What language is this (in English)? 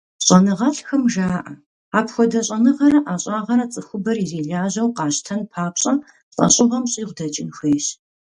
Kabardian